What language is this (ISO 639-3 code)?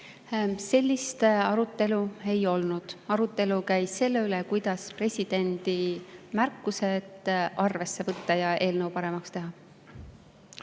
est